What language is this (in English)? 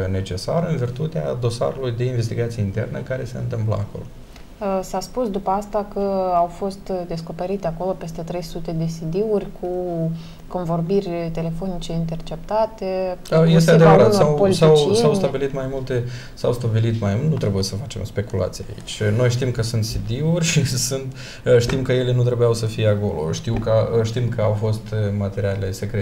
Romanian